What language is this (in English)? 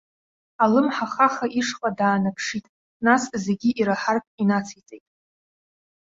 Abkhazian